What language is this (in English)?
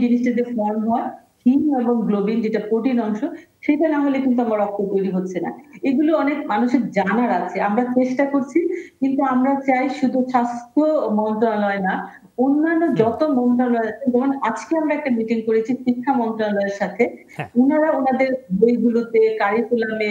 Bangla